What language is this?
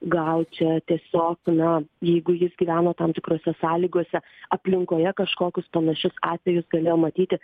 Lithuanian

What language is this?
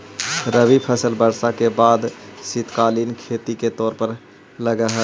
Magahi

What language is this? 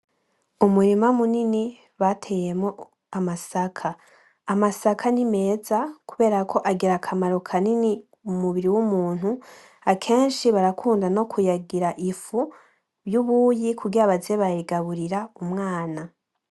Rundi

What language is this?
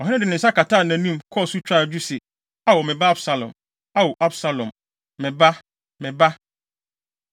Akan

